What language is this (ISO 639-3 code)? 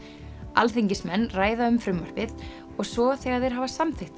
isl